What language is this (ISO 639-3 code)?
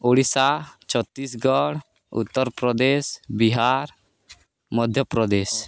ori